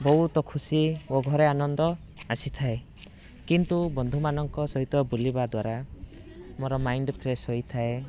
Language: Odia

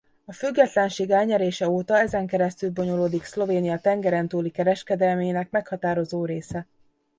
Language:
Hungarian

